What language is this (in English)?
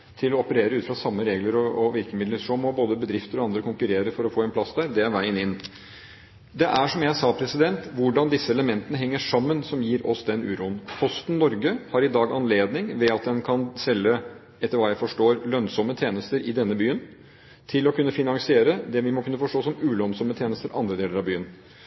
Norwegian Bokmål